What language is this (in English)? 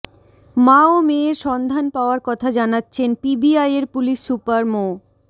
Bangla